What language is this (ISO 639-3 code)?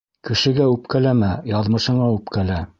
bak